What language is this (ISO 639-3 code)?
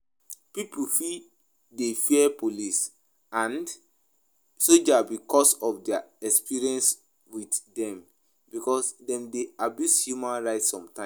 pcm